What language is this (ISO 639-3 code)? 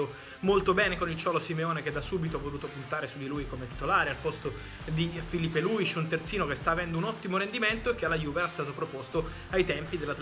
ita